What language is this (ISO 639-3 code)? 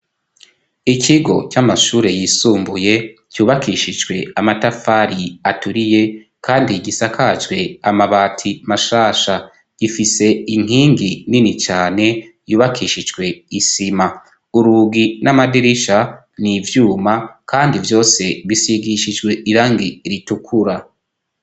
run